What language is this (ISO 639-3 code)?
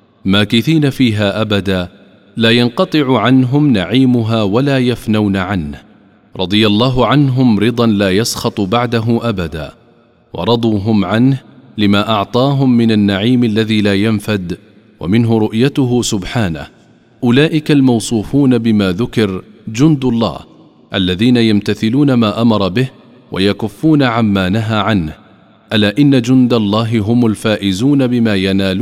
ara